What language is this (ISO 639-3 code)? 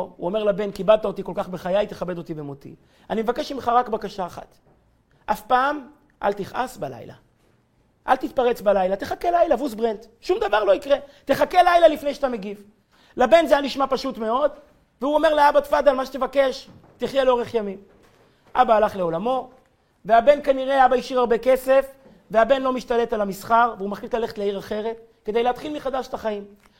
heb